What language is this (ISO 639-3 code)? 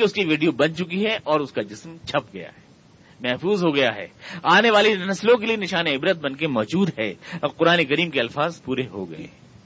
urd